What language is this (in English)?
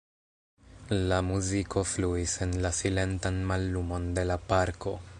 Esperanto